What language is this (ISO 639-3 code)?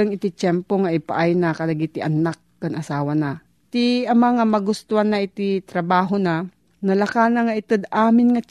fil